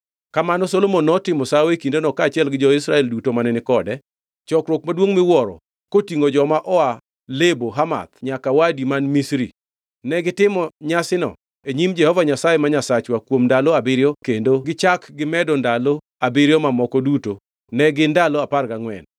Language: Luo (Kenya and Tanzania)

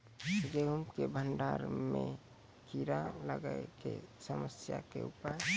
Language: Maithili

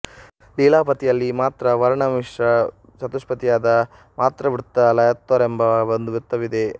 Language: Kannada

